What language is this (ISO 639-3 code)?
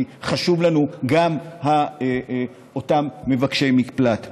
heb